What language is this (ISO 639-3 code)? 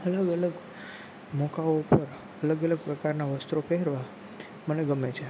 guj